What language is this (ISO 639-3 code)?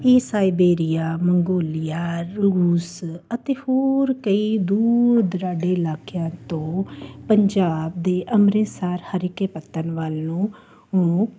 pan